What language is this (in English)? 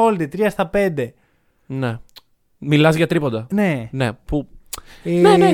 Greek